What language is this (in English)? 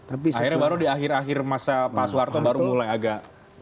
Indonesian